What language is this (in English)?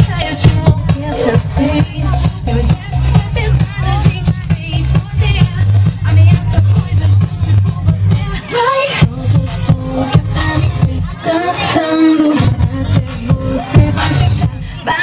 Portuguese